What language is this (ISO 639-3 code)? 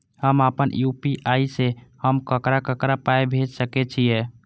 mai